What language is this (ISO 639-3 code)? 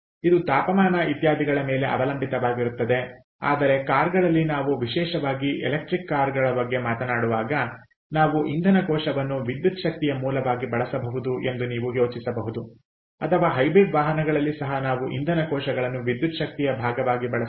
kan